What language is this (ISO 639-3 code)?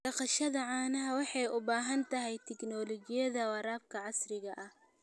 som